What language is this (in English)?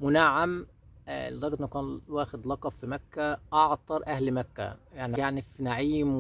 Arabic